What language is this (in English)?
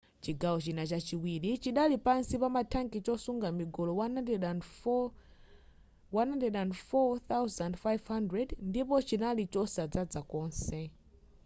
Nyanja